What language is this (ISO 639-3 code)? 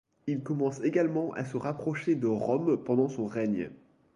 fra